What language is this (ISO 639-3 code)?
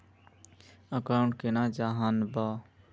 mag